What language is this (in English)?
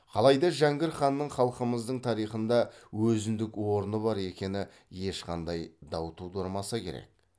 Kazakh